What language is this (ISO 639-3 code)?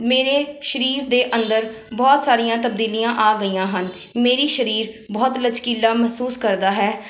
pan